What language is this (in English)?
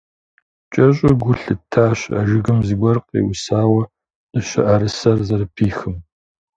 Kabardian